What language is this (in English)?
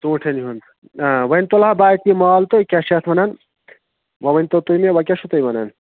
Kashmiri